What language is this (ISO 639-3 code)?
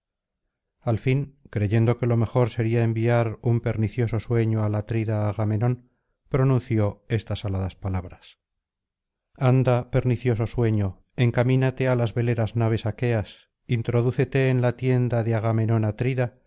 spa